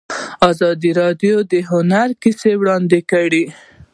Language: Pashto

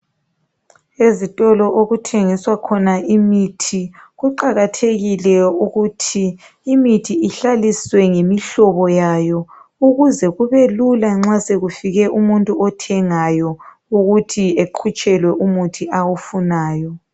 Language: North Ndebele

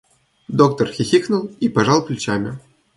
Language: Russian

